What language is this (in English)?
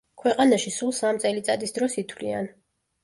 Georgian